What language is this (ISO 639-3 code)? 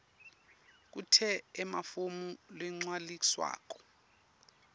ssw